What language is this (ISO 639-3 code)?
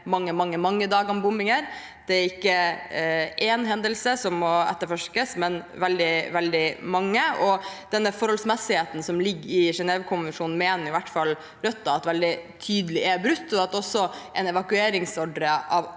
nor